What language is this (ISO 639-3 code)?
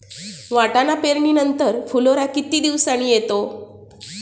mar